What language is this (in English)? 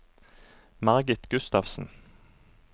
Norwegian